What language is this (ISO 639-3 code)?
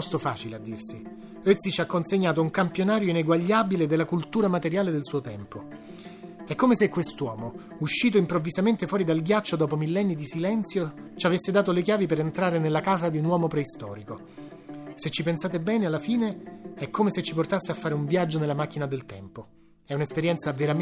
ita